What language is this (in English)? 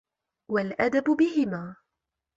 Arabic